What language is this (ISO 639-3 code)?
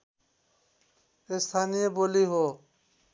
nep